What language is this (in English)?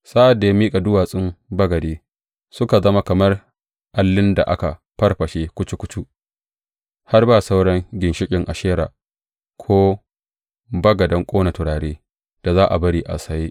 Hausa